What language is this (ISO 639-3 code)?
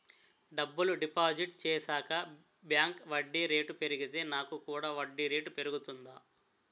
tel